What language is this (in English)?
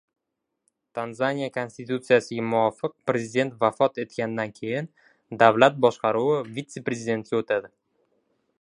Uzbek